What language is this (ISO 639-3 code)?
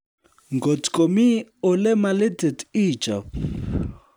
kln